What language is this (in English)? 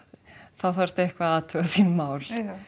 Icelandic